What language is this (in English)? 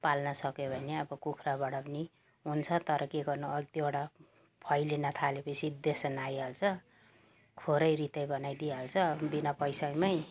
Nepali